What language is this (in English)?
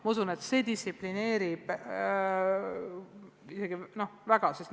Estonian